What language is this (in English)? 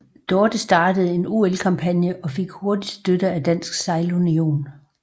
Danish